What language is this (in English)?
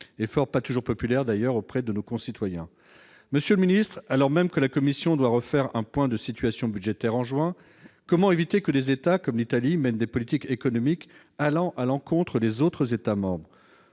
French